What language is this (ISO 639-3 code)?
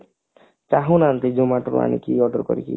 ori